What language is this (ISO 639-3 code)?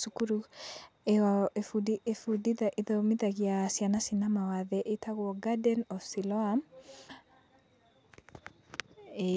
kik